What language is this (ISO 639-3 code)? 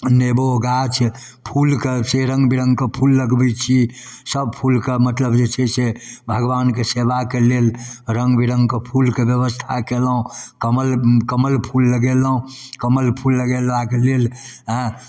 mai